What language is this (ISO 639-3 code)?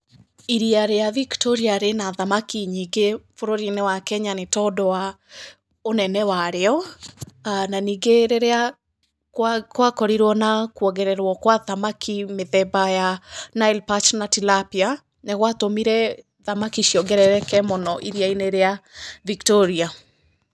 kik